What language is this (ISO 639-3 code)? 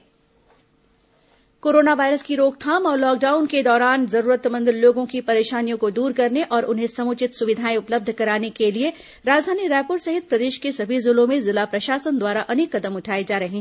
hin